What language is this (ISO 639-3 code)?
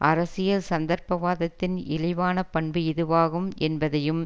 tam